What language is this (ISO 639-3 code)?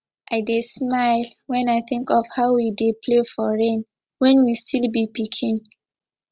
pcm